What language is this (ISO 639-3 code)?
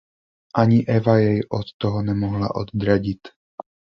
ces